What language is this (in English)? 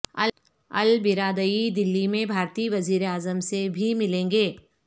Urdu